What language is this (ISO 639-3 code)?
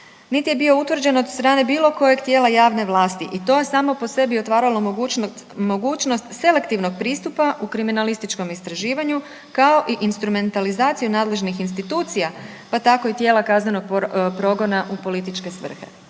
hrv